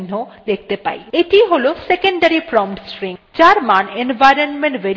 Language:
Bangla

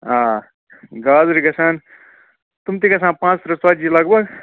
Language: Kashmiri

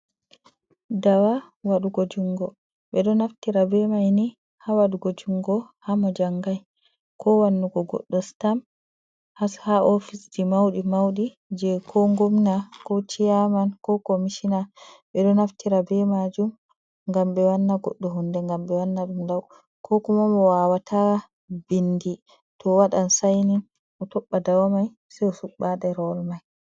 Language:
Fula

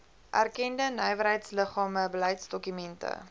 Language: Afrikaans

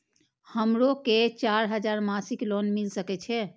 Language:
Maithili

